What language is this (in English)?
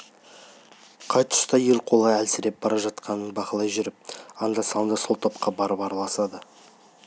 Kazakh